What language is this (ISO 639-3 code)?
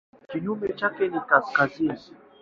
swa